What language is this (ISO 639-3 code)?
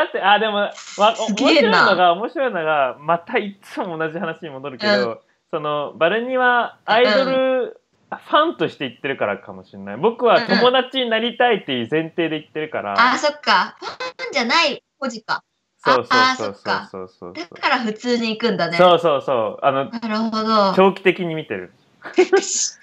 jpn